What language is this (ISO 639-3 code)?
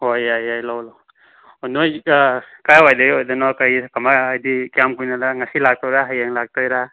mni